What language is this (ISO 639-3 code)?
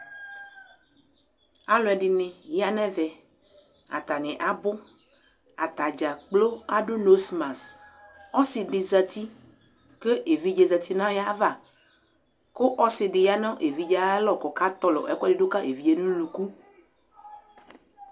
kpo